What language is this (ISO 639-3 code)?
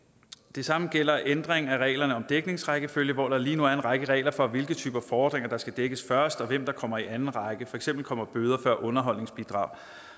dan